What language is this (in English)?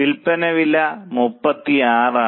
Malayalam